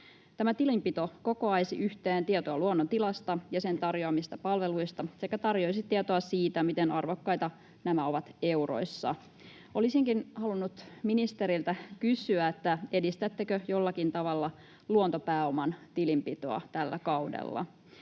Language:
Finnish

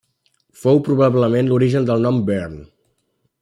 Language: Catalan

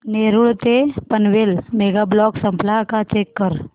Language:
Marathi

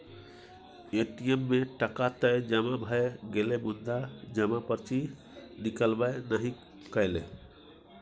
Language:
Maithili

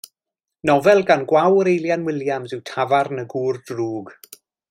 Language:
Welsh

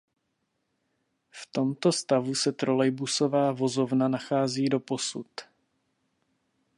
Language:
Czech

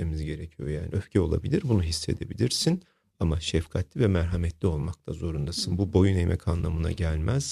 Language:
Turkish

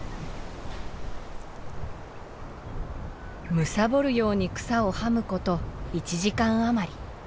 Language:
Japanese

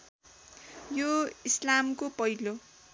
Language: Nepali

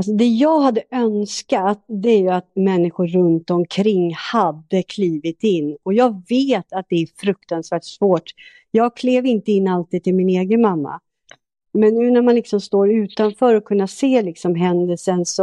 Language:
Swedish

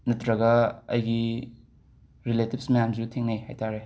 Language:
Manipuri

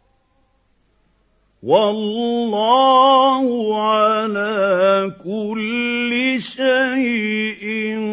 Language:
Arabic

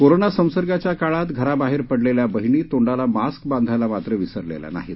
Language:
Marathi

